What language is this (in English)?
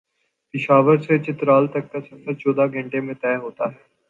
Urdu